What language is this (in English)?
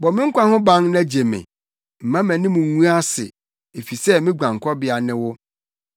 Akan